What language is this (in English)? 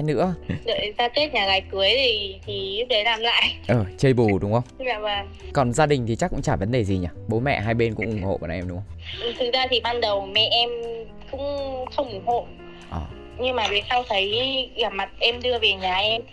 Vietnamese